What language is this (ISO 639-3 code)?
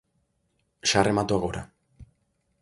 glg